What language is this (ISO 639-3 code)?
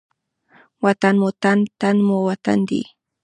pus